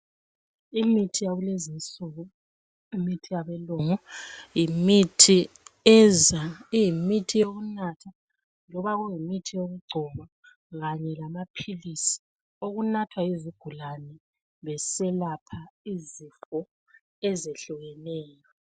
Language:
North Ndebele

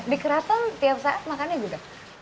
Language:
Indonesian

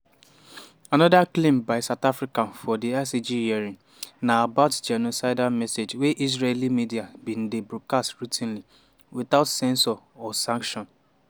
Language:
Nigerian Pidgin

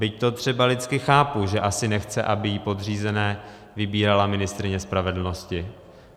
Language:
Czech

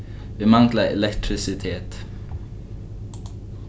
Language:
Faroese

